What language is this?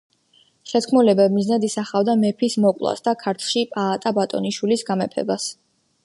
Georgian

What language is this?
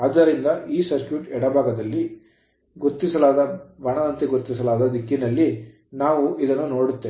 Kannada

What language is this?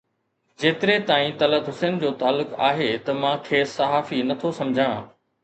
Sindhi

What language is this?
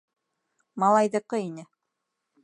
Bashkir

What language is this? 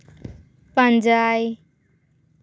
Santali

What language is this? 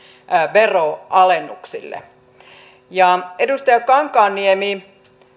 Finnish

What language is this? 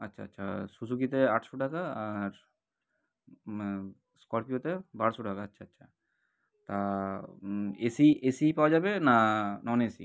Bangla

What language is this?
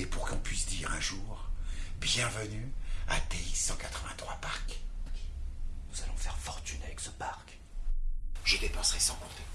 French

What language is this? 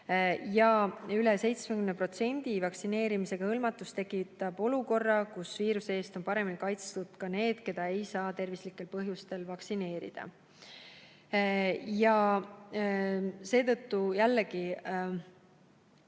Estonian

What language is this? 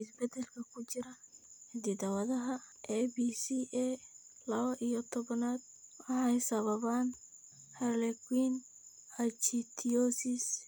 Somali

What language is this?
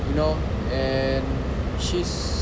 English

